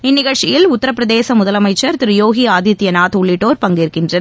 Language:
Tamil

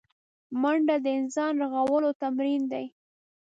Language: Pashto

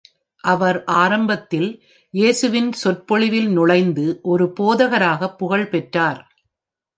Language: Tamil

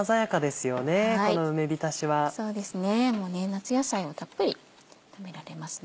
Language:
Japanese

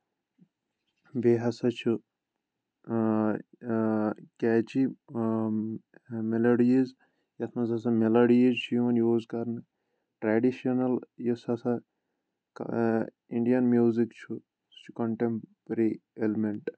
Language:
Kashmiri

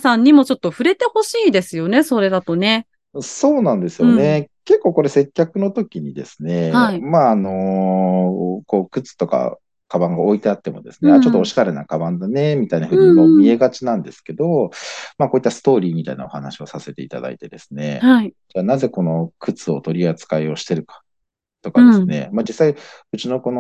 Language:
Japanese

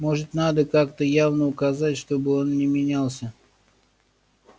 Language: Russian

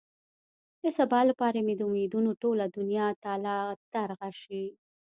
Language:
Pashto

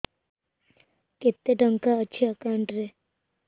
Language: Odia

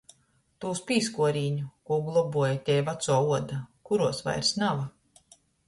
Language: Latgalian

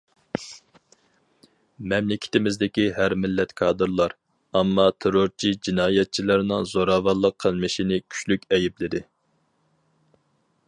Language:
Uyghur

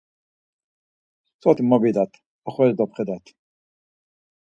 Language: Laz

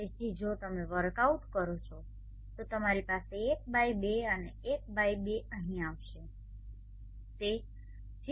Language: Gujarati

